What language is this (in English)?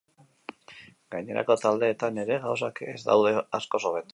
Basque